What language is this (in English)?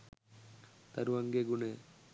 Sinhala